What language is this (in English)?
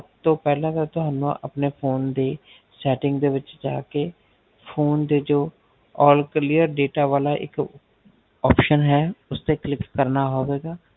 Punjabi